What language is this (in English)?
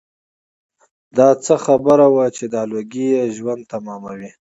Pashto